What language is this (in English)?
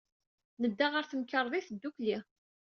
Kabyle